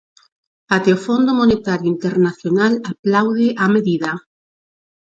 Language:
Galician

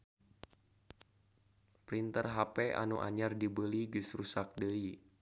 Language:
Sundanese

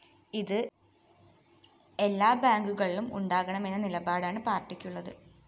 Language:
Malayalam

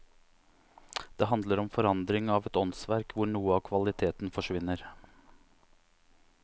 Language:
Norwegian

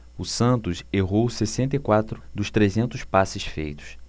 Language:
Portuguese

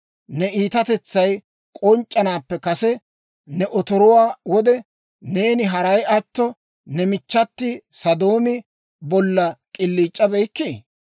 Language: Dawro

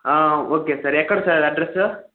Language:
Telugu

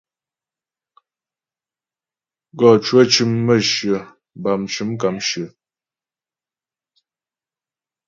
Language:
Ghomala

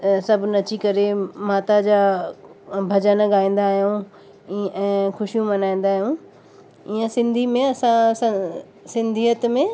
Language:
Sindhi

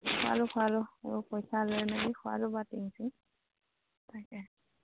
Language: Assamese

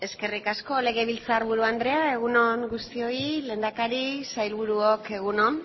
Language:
Basque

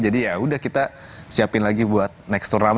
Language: Indonesian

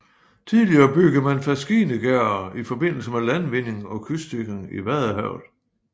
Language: Danish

